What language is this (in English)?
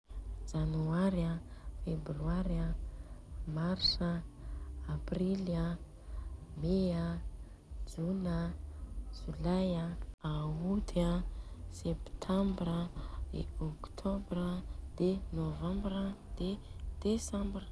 Southern Betsimisaraka Malagasy